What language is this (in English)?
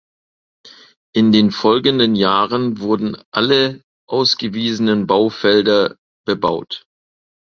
German